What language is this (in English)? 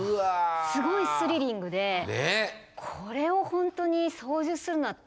Japanese